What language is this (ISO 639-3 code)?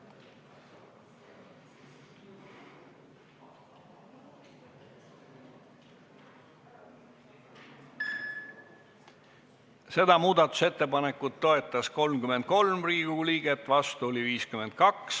est